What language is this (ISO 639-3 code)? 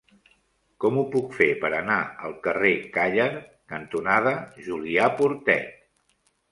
cat